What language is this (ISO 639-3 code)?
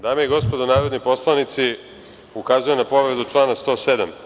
srp